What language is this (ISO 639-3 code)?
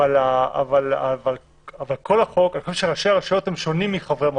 heb